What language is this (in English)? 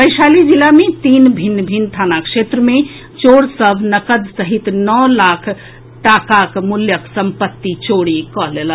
Maithili